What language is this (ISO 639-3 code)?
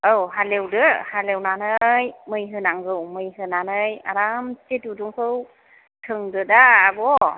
brx